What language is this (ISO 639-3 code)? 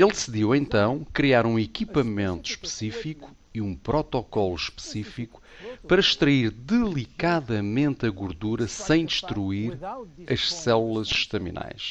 por